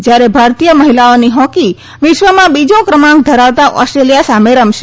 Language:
Gujarati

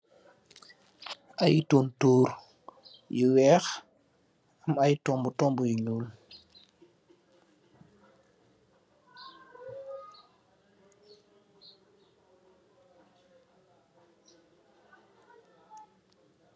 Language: Wolof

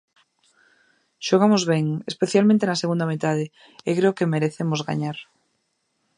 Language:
Galician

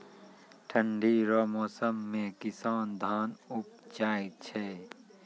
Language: Maithili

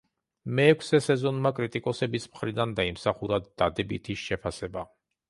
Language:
Georgian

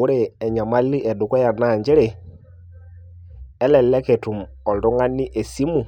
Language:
Masai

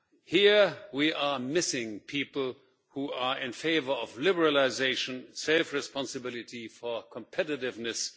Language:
English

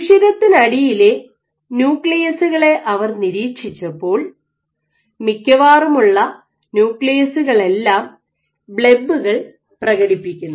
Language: Malayalam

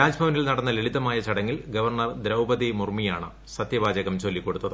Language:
Malayalam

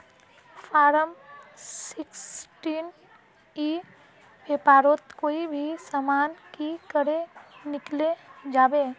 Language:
Magahi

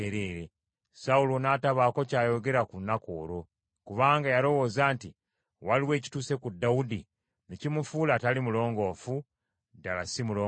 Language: Ganda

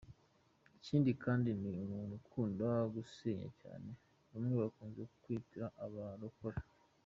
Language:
Kinyarwanda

